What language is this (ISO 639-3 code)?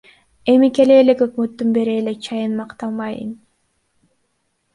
kir